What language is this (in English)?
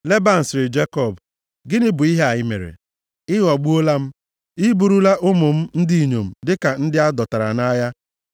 Igbo